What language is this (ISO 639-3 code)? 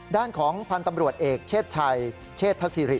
tha